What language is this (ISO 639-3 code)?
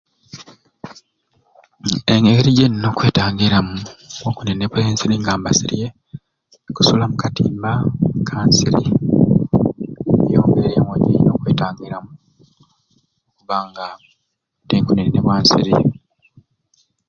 ruc